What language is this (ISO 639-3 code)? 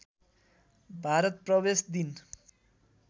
nep